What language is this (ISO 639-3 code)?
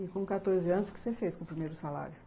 por